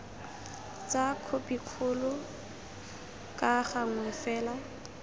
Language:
Tswana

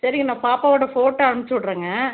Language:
Tamil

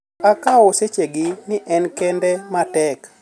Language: Luo (Kenya and Tanzania)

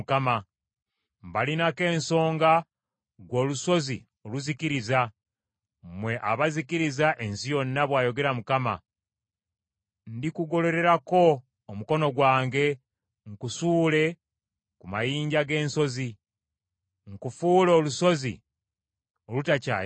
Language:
Ganda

